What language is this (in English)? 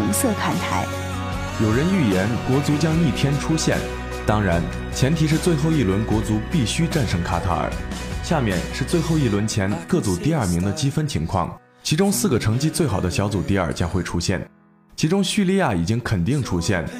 Chinese